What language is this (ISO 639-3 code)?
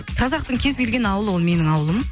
kaz